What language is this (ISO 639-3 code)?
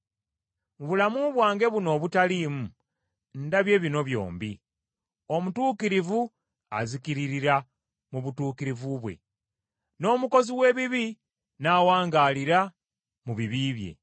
lug